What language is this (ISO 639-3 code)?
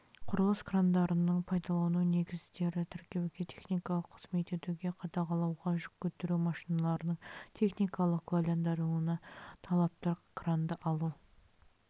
kaz